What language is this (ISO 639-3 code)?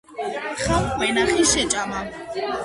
kat